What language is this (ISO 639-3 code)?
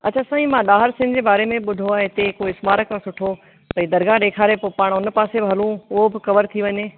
snd